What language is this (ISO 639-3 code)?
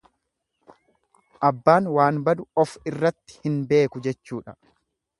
orm